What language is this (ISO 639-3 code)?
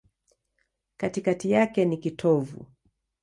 swa